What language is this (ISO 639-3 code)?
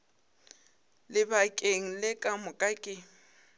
nso